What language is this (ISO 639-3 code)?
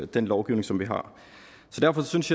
dan